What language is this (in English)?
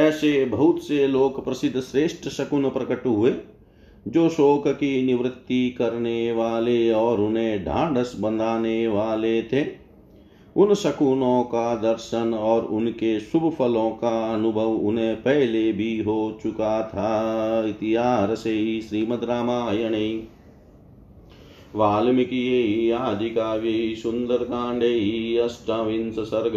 Hindi